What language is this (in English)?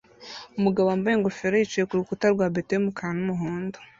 Kinyarwanda